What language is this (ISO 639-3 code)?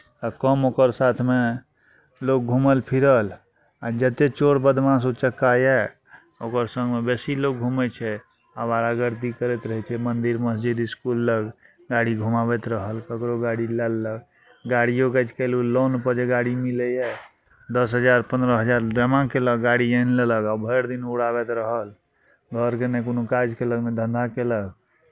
mai